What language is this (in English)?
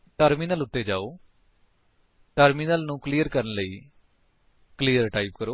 Punjabi